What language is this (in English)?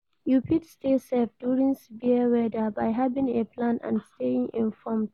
Nigerian Pidgin